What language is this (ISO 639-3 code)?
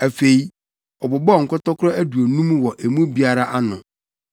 aka